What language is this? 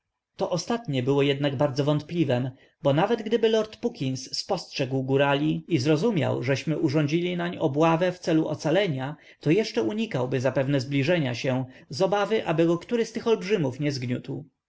Polish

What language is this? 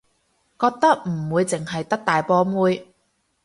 Cantonese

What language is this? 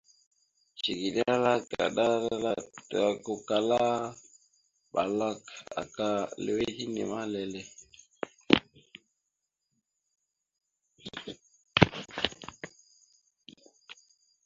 Mada (Cameroon)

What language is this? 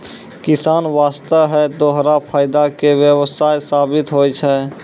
Maithili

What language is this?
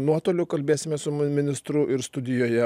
Lithuanian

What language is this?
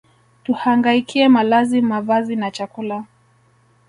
Swahili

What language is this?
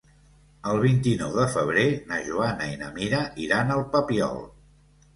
Catalan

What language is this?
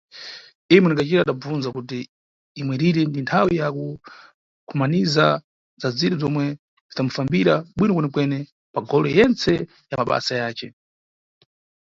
Nyungwe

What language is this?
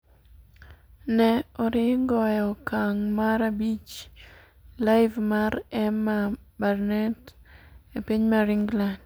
Luo (Kenya and Tanzania)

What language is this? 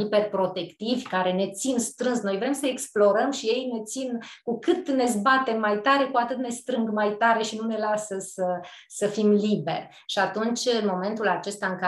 Romanian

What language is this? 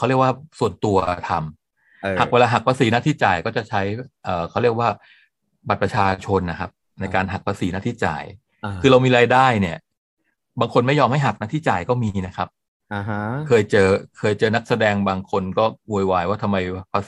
Thai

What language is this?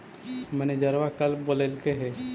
Magahi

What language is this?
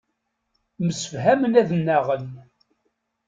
Kabyle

